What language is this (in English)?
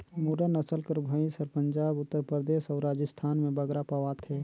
Chhattisgarhi